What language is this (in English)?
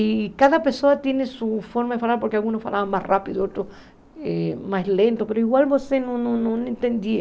Portuguese